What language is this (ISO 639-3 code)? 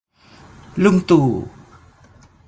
tha